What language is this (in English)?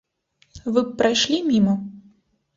Belarusian